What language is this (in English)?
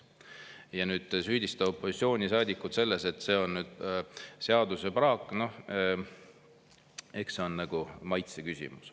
Estonian